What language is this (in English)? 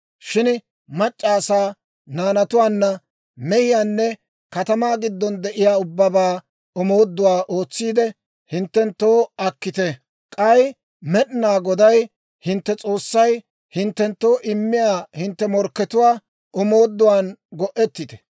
Dawro